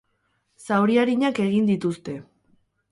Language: Basque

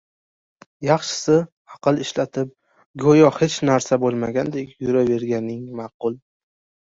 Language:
Uzbek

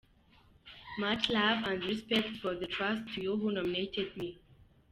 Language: Kinyarwanda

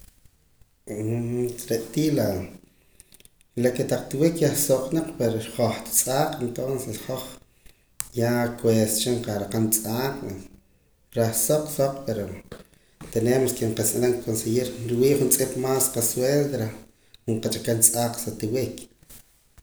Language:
Poqomam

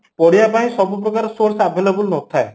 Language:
Odia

